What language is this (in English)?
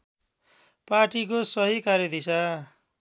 Nepali